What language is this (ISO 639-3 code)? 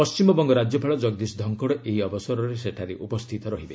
ori